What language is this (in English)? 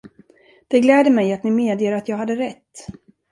Swedish